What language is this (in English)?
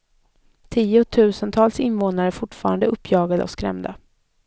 Swedish